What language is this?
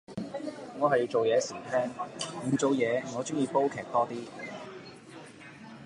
Cantonese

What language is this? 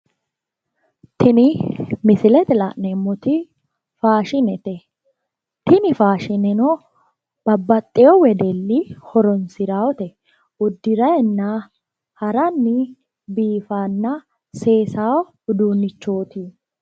Sidamo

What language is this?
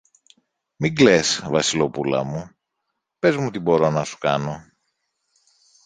Greek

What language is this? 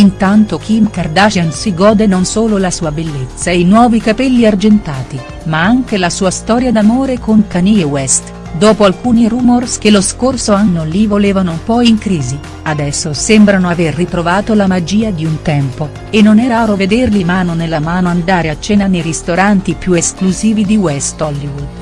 Italian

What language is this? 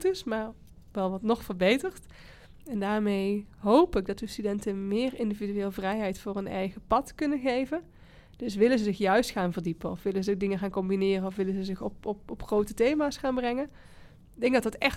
Dutch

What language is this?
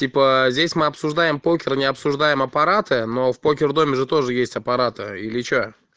Russian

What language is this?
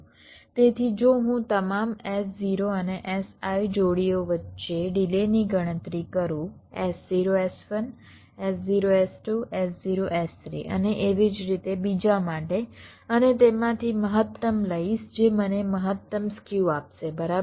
Gujarati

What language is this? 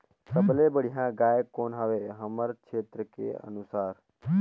Chhattisgarhi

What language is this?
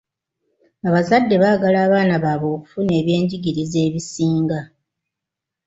Ganda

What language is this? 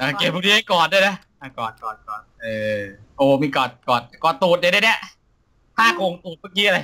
Thai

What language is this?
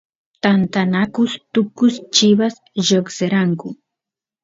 Santiago del Estero Quichua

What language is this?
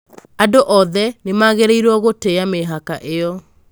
Kikuyu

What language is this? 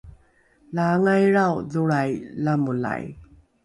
Rukai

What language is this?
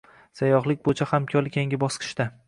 Uzbek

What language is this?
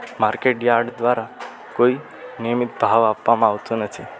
Gujarati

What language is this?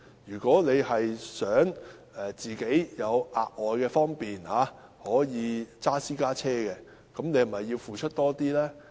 Cantonese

